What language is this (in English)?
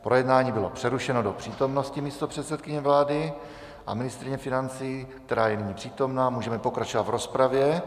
Czech